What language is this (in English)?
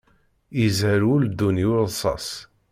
Kabyle